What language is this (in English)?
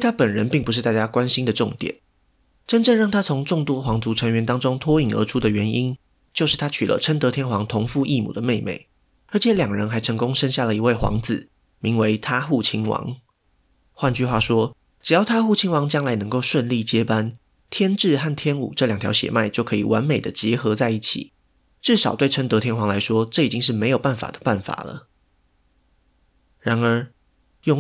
Chinese